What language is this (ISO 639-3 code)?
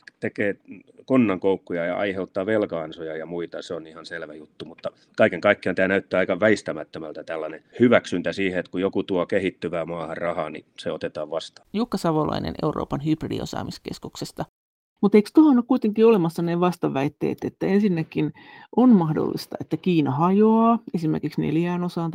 fin